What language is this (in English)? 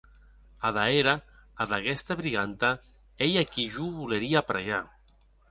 Occitan